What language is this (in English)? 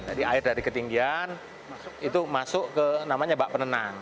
Indonesian